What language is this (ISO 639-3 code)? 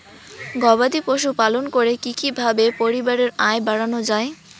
ben